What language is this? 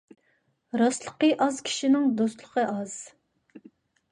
Uyghur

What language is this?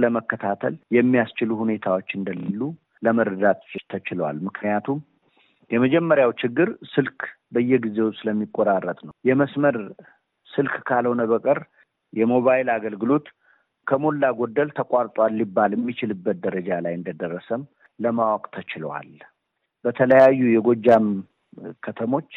Amharic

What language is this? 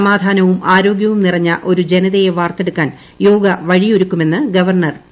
Malayalam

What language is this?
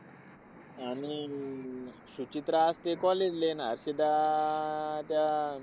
Marathi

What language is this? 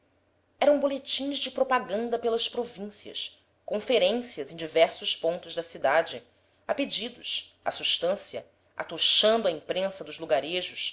Portuguese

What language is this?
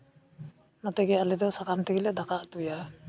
Santali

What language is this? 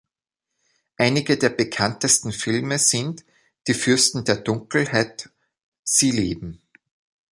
German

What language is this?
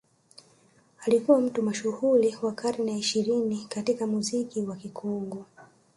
Swahili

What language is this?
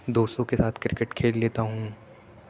Urdu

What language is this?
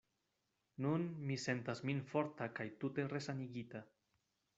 Esperanto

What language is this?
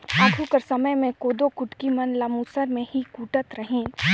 Chhattisgarhi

